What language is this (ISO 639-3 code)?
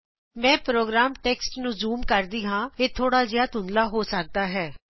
pan